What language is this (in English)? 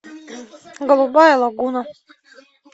Russian